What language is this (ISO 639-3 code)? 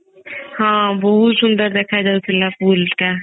ori